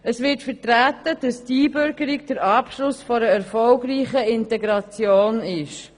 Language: Swiss German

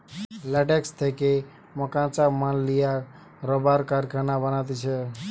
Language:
Bangla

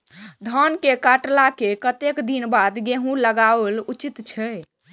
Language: Maithili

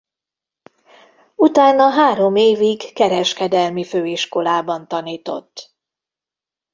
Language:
Hungarian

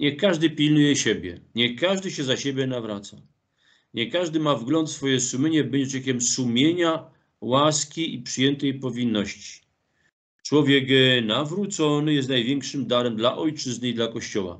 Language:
Polish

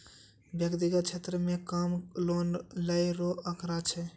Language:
Maithili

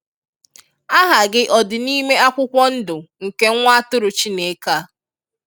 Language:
Igbo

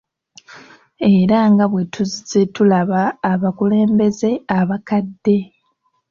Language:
Ganda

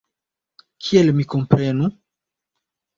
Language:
Esperanto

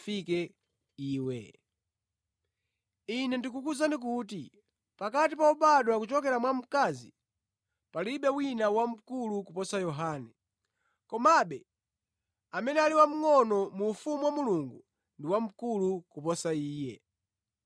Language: Nyanja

